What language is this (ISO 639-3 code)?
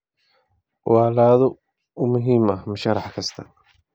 som